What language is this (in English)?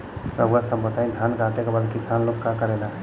Bhojpuri